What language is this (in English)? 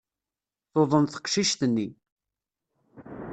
Kabyle